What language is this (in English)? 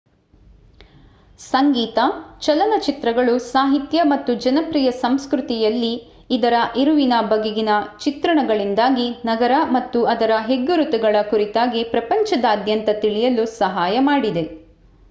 Kannada